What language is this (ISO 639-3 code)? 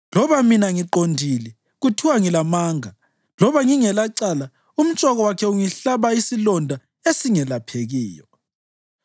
nde